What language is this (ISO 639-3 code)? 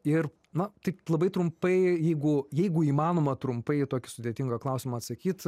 lit